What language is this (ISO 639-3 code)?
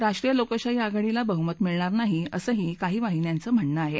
mar